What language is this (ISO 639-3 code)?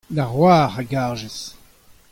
bre